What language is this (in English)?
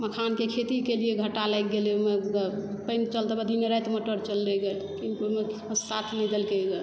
Maithili